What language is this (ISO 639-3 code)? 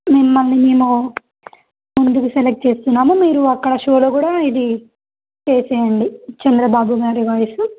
tel